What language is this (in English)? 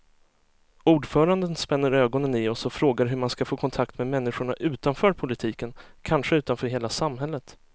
Swedish